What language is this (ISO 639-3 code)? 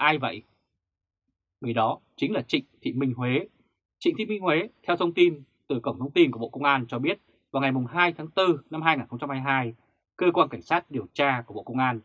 vie